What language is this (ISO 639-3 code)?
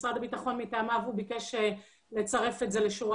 heb